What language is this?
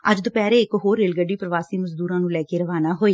Punjabi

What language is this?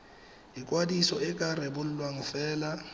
Tswana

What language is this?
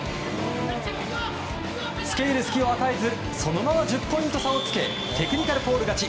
Japanese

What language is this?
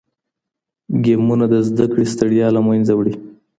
Pashto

